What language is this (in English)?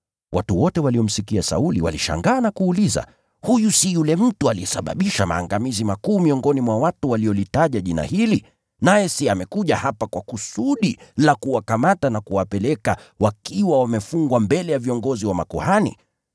Swahili